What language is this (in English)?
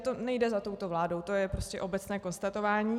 Czech